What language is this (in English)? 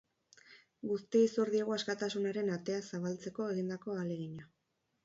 Basque